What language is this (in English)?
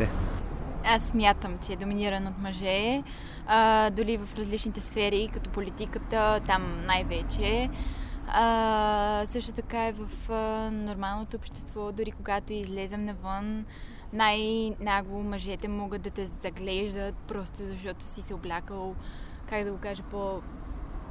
Bulgarian